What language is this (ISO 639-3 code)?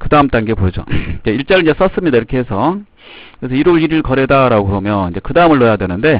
kor